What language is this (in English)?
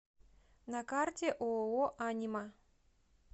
Russian